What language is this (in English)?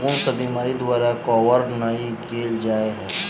Maithili